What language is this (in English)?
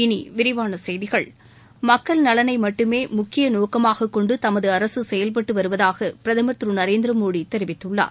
Tamil